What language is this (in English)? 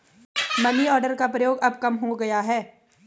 Hindi